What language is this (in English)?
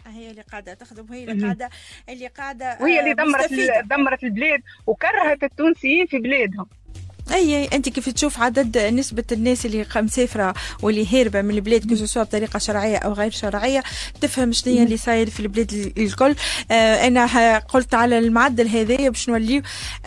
Arabic